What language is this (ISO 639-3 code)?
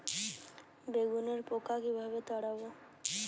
ben